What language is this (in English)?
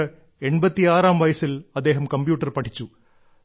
Malayalam